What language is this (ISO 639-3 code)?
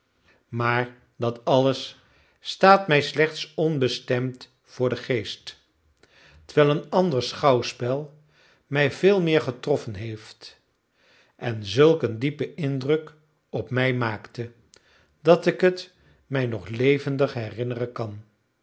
nld